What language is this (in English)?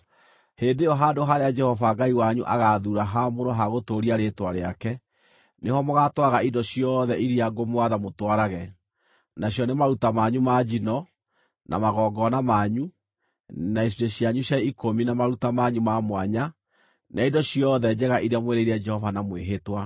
Kikuyu